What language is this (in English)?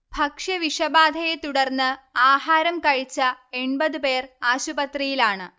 Malayalam